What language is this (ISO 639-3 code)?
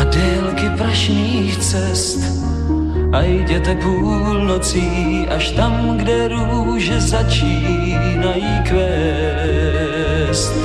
slk